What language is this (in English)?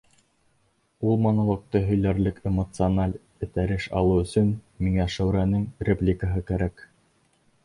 Bashkir